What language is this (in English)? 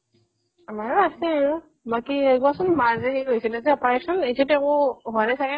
Assamese